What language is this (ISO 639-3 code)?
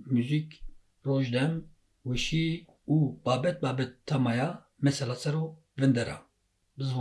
tur